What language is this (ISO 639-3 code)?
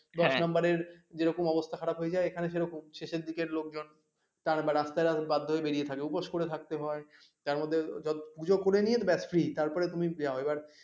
ben